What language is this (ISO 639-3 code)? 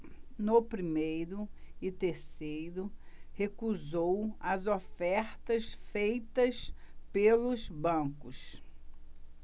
por